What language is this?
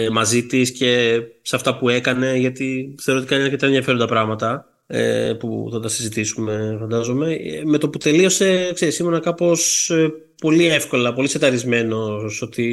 Greek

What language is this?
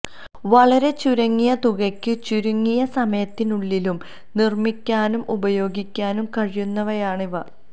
Malayalam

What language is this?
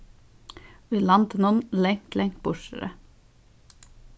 Faroese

